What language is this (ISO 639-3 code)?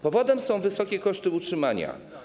pol